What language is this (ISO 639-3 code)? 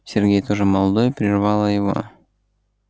rus